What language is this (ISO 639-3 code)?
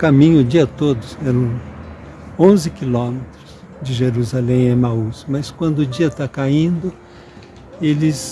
por